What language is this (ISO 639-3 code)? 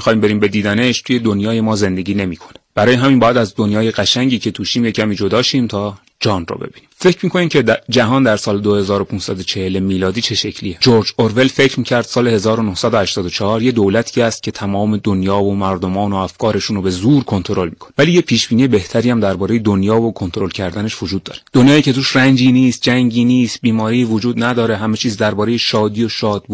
fas